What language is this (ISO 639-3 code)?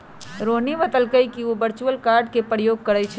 mag